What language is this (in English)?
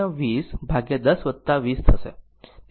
Gujarati